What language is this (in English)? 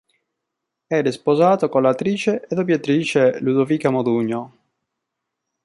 Italian